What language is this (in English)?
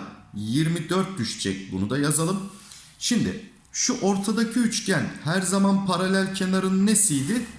Turkish